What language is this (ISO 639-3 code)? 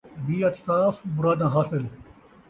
skr